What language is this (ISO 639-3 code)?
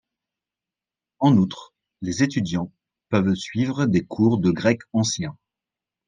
fra